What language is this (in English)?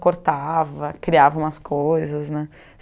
Portuguese